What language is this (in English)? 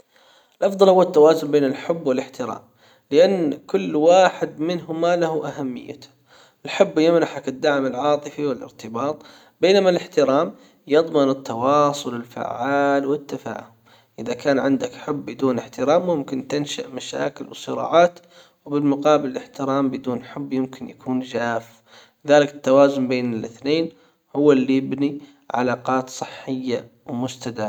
Hijazi Arabic